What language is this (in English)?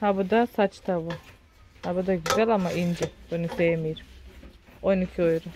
Turkish